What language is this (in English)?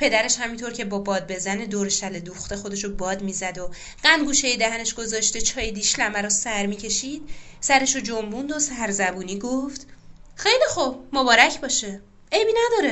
Persian